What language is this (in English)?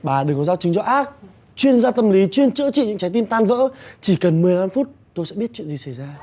Vietnamese